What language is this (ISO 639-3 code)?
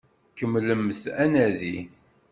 kab